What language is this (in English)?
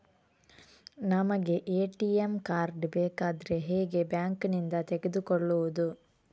Kannada